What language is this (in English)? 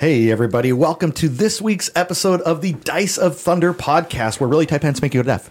English